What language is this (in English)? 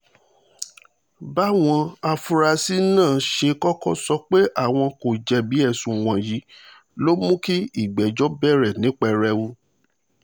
Yoruba